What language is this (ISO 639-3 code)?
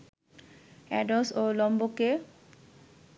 ben